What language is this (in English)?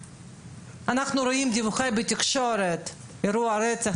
Hebrew